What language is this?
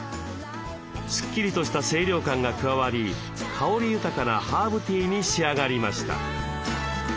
Japanese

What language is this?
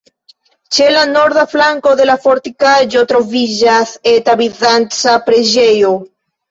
Esperanto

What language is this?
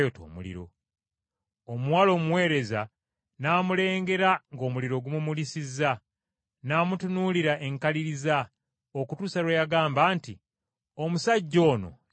Ganda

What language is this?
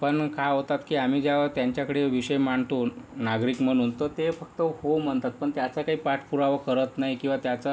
Marathi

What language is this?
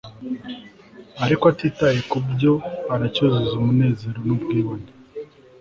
Kinyarwanda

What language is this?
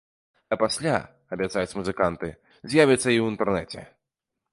Belarusian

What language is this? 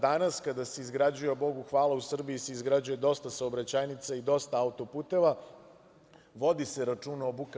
Serbian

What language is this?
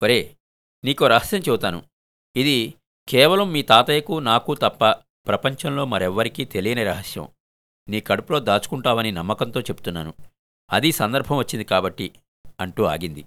Telugu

